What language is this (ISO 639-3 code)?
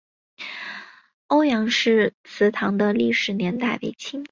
zho